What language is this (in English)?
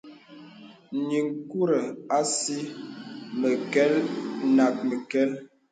Bebele